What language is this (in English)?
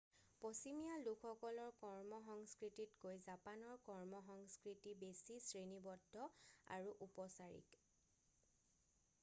Assamese